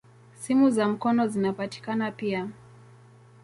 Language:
Swahili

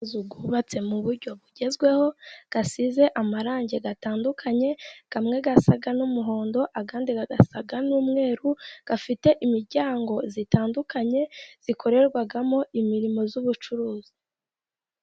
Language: Kinyarwanda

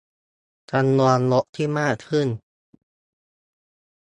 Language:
Thai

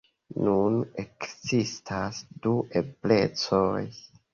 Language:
Esperanto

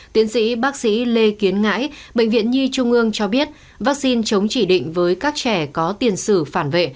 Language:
Vietnamese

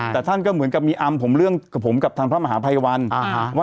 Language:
Thai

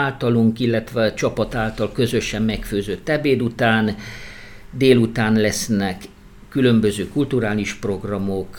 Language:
Hungarian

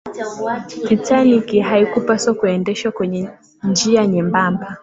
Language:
Swahili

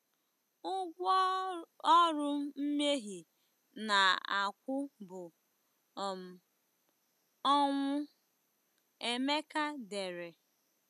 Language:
Igbo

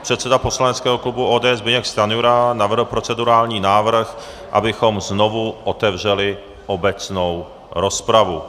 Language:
Czech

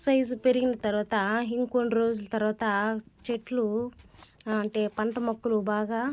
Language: Telugu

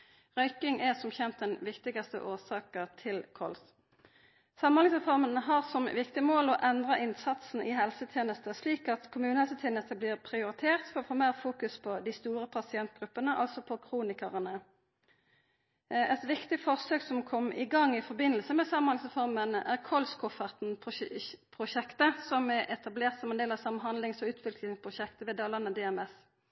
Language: Norwegian Nynorsk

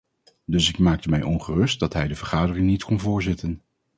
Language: Dutch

